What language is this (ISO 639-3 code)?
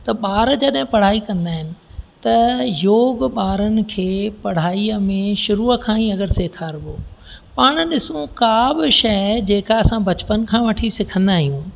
snd